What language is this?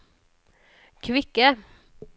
Norwegian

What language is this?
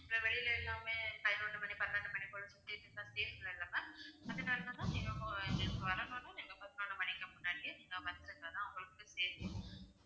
Tamil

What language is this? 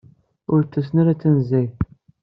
Kabyle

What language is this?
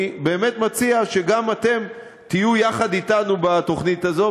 Hebrew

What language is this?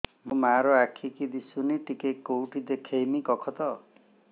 Odia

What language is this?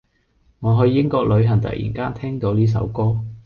Cantonese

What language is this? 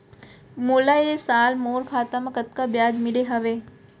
Chhattisgarhi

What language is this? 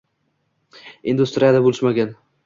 Uzbek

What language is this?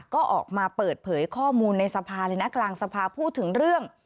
Thai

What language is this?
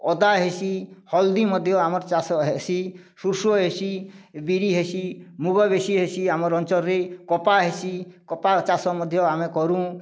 Odia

